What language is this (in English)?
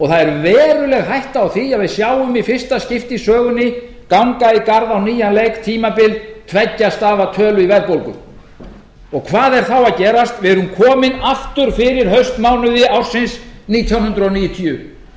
Icelandic